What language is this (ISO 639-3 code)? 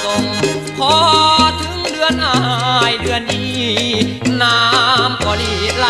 tha